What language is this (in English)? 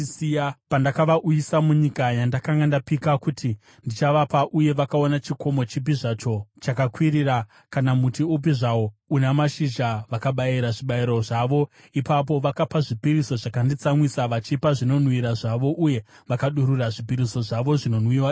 Shona